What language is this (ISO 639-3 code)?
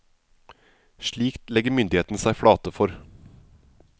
nor